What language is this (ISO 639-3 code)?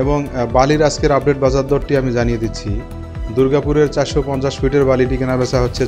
tur